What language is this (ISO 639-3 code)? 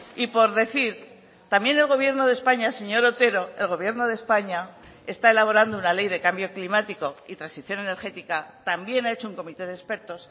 spa